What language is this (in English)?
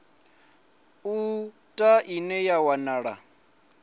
Venda